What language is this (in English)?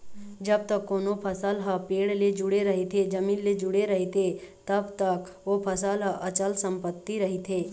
Chhattisgarhi